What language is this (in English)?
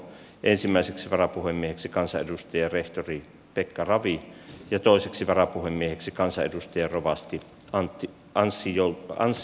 Finnish